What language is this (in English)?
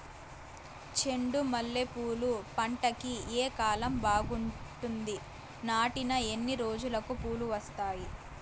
Telugu